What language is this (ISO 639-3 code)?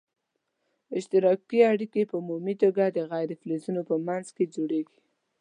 pus